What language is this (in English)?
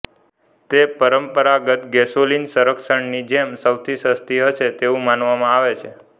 Gujarati